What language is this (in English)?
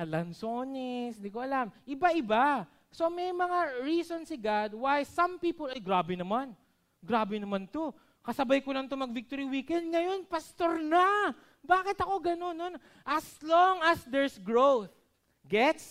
Filipino